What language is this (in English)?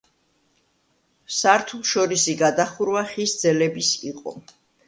Georgian